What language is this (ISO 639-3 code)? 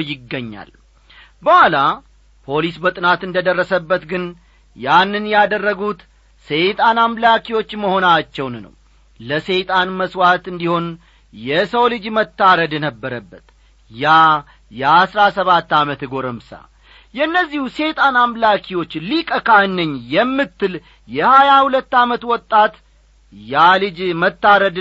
amh